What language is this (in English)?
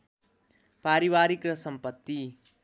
Nepali